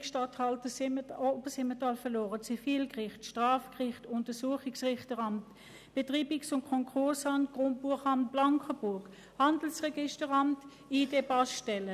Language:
Swiss German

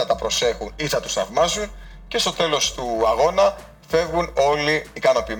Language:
Greek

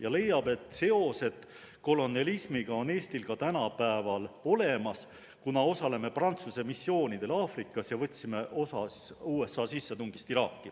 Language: Estonian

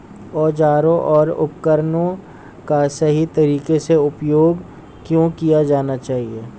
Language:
Hindi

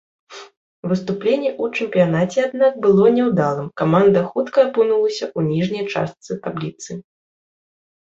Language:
Belarusian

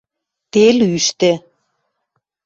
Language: Western Mari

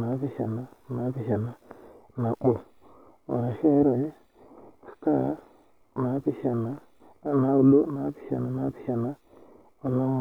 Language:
Masai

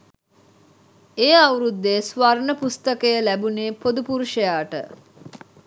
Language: Sinhala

